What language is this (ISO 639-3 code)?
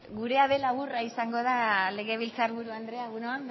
eus